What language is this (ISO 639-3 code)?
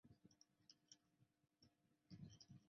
zho